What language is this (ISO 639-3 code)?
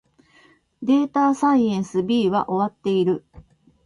jpn